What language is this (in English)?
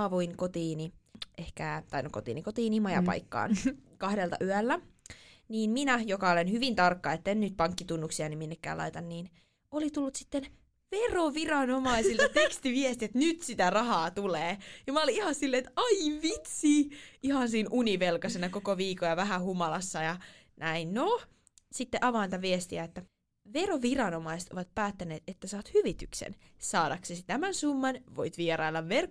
Finnish